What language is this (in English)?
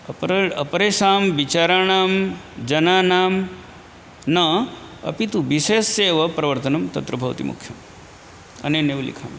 Sanskrit